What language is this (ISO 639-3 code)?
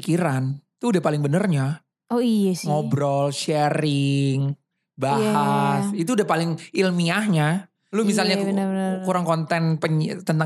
ind